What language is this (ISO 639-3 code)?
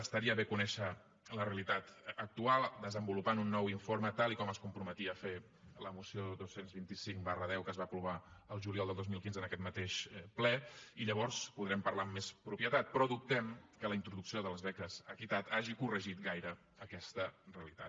cat